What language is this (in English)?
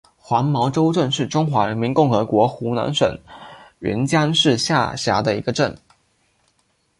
Chinese